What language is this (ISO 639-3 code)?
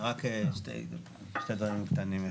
heb